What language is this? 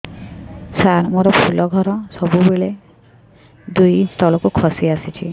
Odia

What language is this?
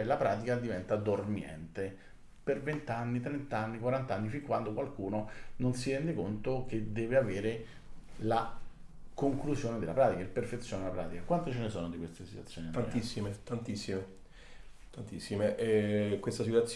Italian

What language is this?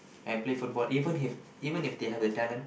English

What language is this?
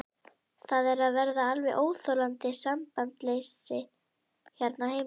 Icelandic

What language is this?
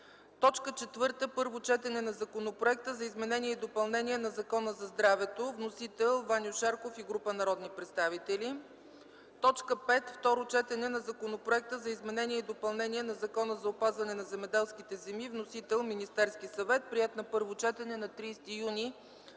Bulgarian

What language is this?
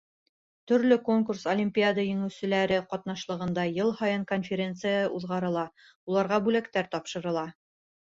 Bashkir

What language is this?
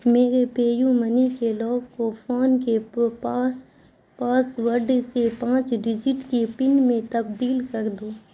Urdu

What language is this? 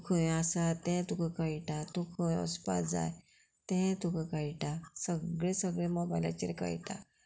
Konkani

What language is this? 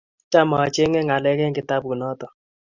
Kalenjin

